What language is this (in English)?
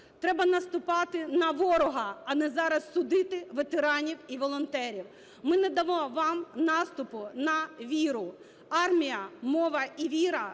Ukrainian